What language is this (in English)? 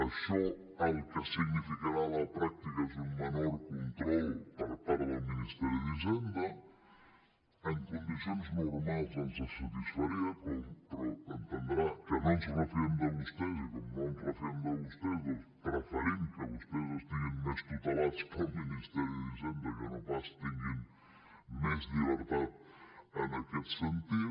Catalan